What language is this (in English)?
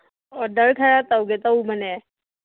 Manipuri